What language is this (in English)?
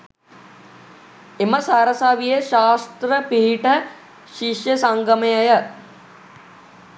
Sinhala